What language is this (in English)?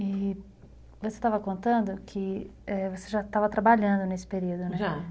Portuguese